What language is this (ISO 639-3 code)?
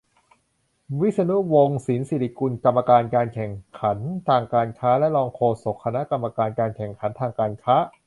tha